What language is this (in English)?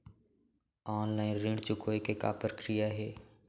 Chhattisgarhi